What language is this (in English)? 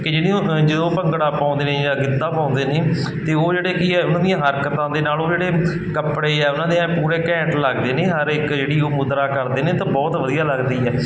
Punjabi